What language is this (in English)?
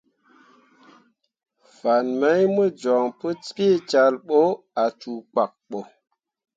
Mundang